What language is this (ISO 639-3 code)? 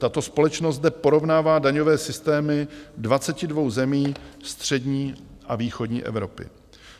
ces